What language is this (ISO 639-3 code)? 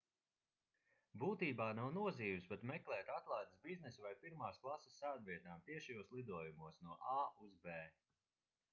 lav